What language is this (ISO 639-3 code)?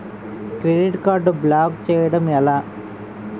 tel